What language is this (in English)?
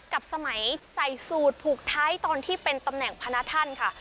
Thai